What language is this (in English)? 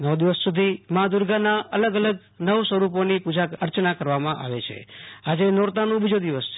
Gujarati